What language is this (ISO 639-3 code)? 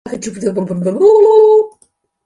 zho